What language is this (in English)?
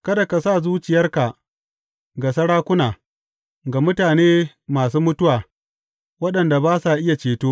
Hausa